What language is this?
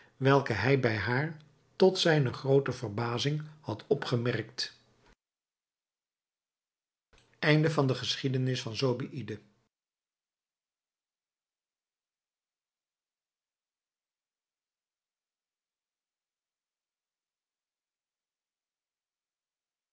Dutch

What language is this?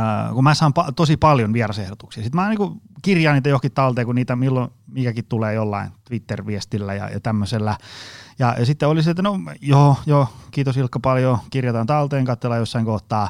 Finnish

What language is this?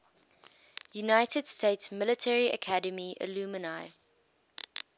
English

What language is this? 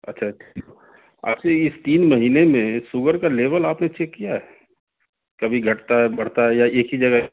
Urdu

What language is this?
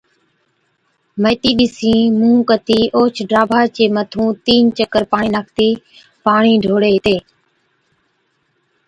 Od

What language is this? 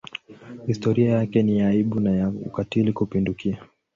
Swahili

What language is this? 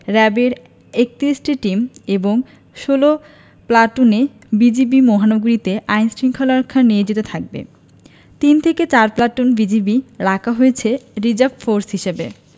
Bangla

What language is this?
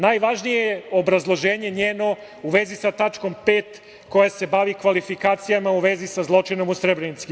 Serbian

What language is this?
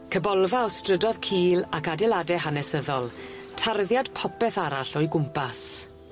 Welsh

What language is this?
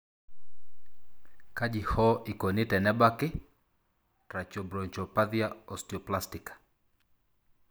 Masai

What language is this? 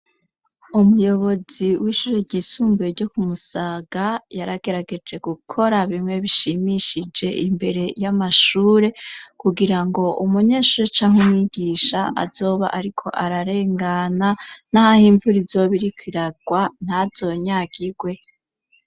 Rundi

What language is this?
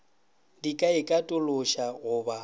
Northern Sotho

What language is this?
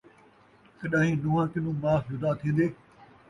Saraiki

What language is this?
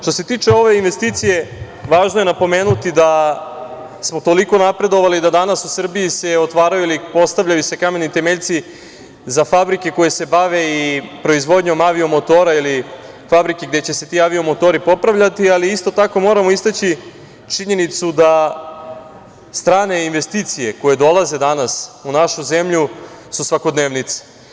Serbian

